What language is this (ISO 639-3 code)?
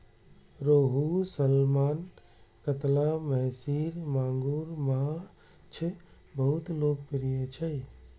mai